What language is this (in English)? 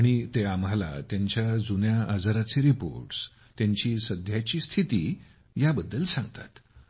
Marathi